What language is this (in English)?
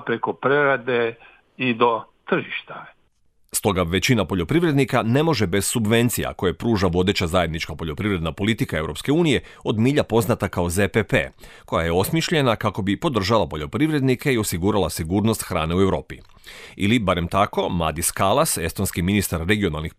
Croatian